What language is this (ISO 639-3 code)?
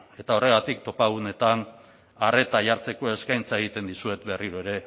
eus